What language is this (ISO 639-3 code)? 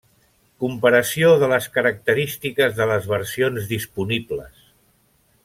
cat